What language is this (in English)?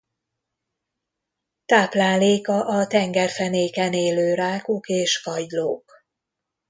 Hungarian